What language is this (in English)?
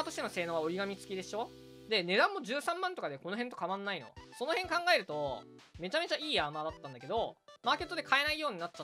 Japanese